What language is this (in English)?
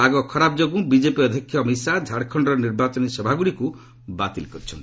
Odia